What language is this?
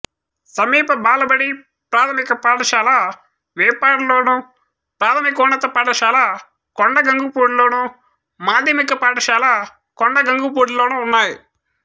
Telugu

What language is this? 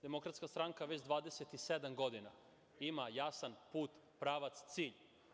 Serbian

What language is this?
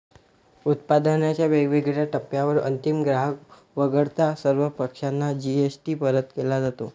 Marathi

